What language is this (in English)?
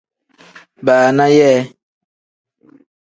Tem